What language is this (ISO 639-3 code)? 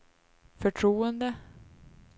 swe